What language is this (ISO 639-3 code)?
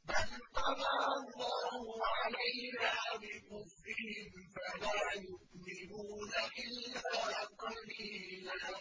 ara